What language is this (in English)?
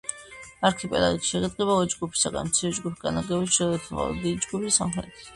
Georgian